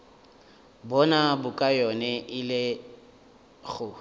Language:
Northern Sotho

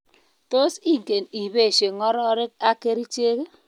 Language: Kalenjin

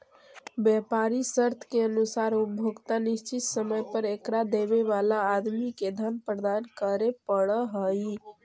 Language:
Magahi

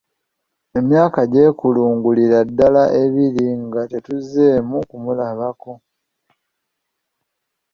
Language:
Ganda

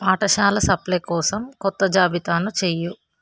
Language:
Telugu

